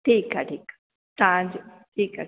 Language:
Sindhi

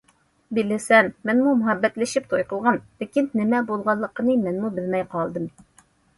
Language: Uyghur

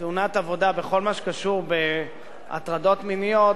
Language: Hebrew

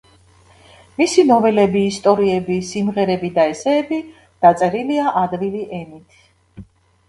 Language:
Georgian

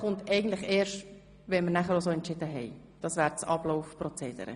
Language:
Swiss German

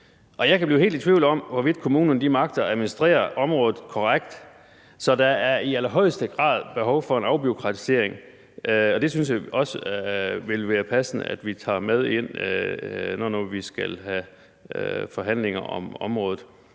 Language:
Danish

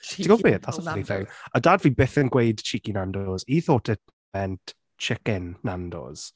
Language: Welsh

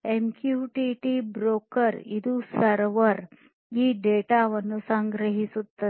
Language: Kannada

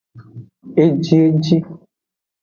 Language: Aja (Benin)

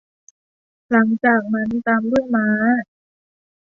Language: Thai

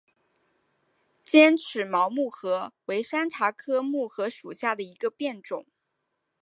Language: Chinese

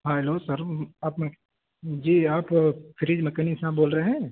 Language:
Urdu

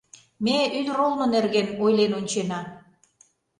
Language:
Mari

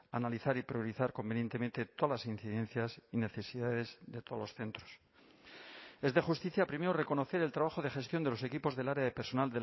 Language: Spanish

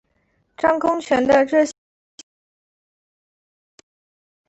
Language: Chinese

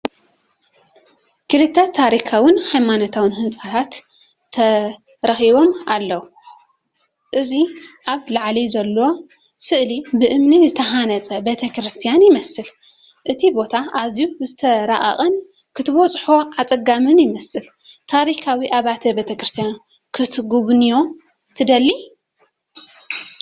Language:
Tigrinya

